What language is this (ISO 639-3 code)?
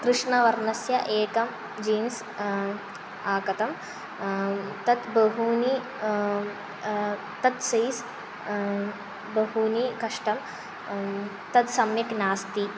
san